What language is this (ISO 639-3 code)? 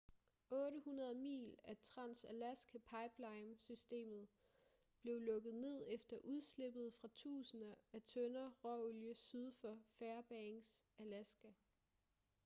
dan